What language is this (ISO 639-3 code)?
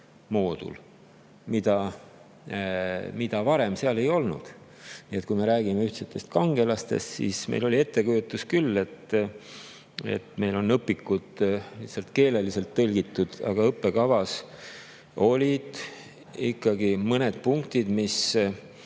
est